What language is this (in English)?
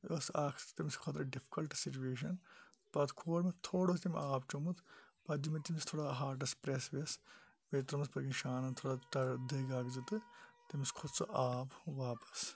Kashmiri